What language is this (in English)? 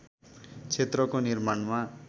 Nepali